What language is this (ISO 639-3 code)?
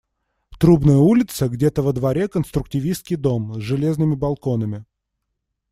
rus